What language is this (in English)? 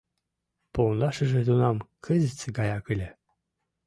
Mari